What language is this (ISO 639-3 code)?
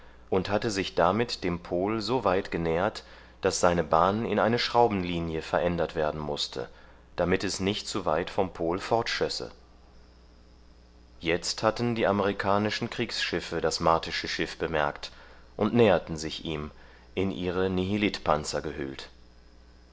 deu